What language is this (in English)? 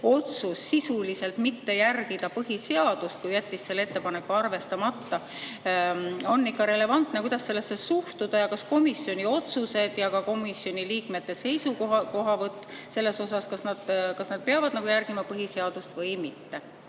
Estonian